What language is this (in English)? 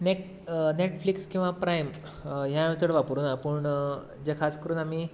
Konkani